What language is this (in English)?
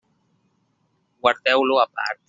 Catalan